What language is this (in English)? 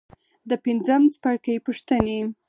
Pashto